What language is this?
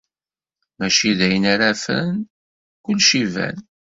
Kabyle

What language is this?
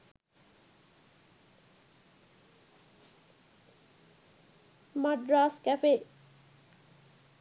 Sinhala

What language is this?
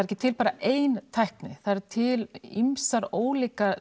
Icelandic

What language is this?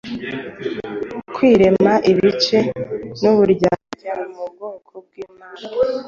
Kinyarwanda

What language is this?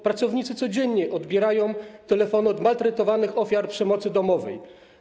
Polish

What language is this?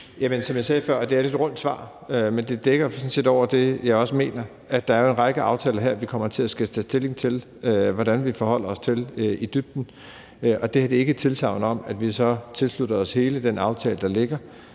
Danish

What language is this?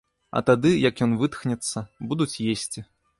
Belarusian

